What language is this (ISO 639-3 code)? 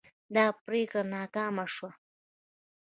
pus